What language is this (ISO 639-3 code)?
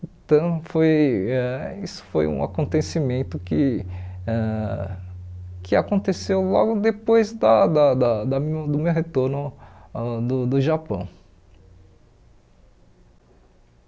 por